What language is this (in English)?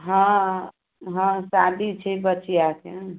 Maithili